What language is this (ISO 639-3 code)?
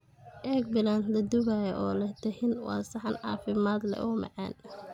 som